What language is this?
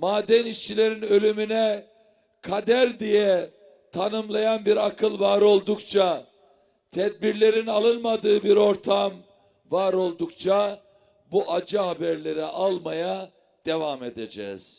Turkish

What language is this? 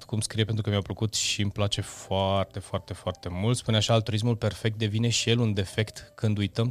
Romanian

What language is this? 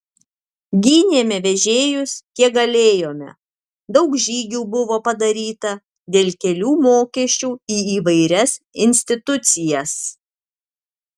Lithuanian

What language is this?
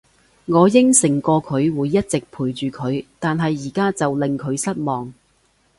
Cantonese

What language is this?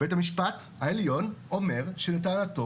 Hebrew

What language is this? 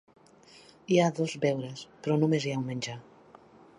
Catalan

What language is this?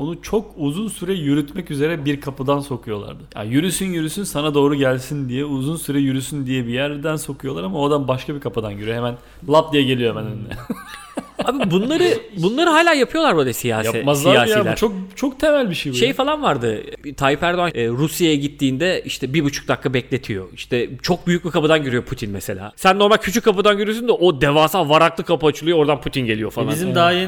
Turkish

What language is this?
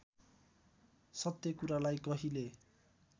Nepali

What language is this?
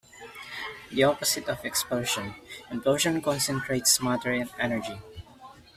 English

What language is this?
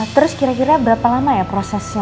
Indonesian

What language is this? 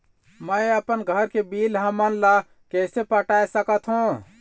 Chhattisgarhi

